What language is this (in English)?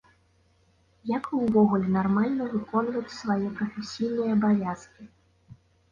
Belarusian